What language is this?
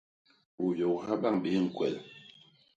Basaa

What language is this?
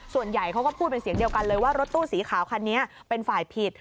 Thai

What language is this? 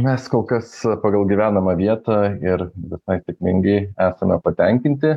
Lithuanian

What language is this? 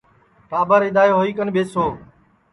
Sansi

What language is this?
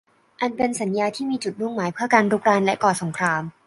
Thai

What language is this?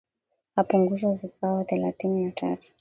Swahili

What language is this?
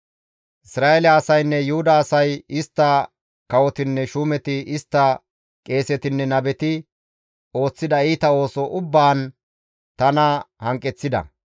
Gamo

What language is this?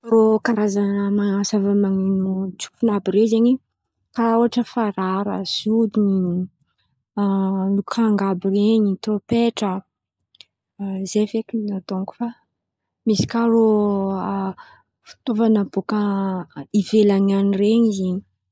Antankarana Malagasy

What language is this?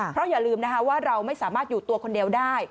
Thai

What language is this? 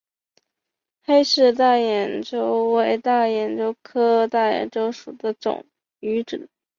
Chinese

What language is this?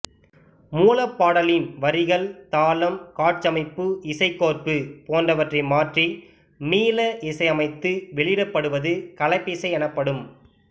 Tamil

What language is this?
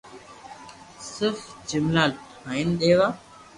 Loarki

